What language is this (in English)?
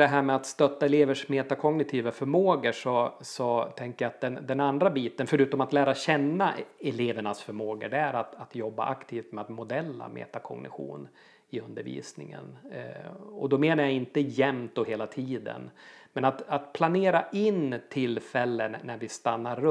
Swedish